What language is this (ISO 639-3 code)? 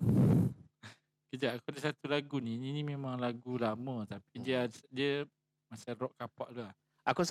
msa